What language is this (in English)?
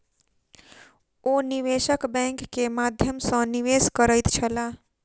Maithili